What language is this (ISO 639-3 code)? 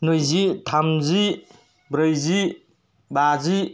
brx